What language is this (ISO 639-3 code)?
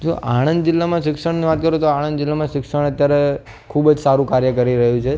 guj